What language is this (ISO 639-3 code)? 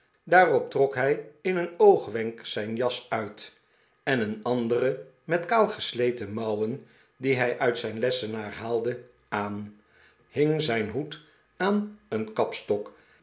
nld